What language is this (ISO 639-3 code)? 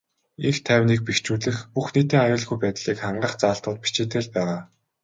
mon